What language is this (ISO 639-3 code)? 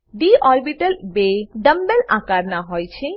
guj